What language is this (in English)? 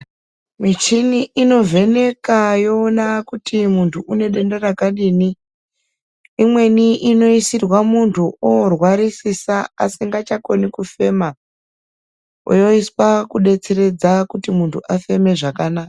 Ndau